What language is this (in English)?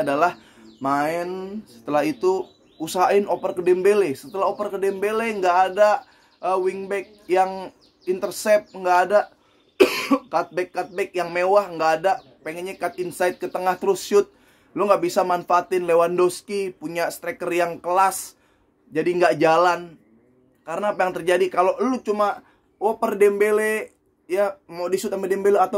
Indonesian